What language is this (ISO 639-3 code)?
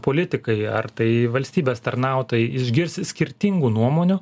lit